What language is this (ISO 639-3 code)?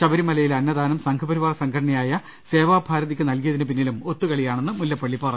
mal